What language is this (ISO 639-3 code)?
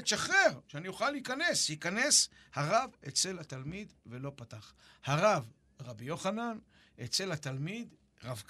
heb